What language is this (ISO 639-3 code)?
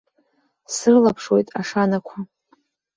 abk